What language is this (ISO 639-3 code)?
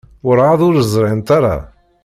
kab